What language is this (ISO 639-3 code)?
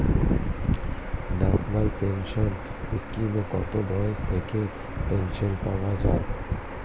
ben